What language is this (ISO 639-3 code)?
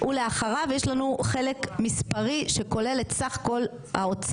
heb